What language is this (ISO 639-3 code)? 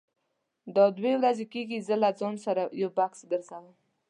pus